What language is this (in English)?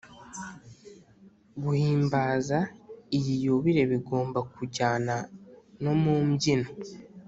Kinyarwanda